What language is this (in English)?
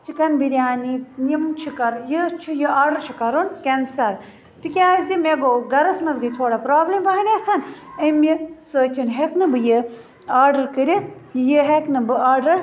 Kashmiri